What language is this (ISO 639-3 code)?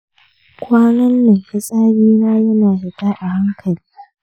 hau